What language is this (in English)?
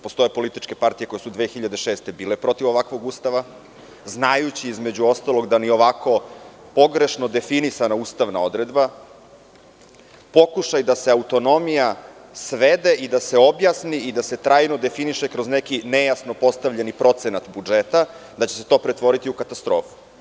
Serbian